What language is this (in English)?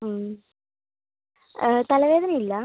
Malayalam